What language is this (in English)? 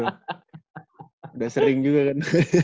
Indonesian